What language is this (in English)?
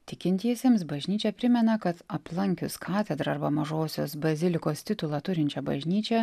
Lithuanian